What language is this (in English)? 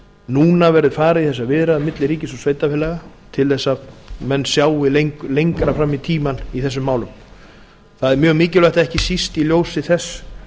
Icelandic